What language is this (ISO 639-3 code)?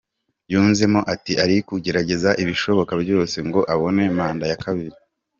kin